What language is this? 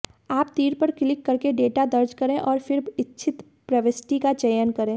Hindi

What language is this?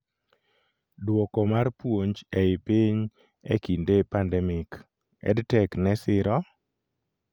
Luo (Kenya and Tanzania)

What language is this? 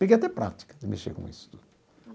Portuguese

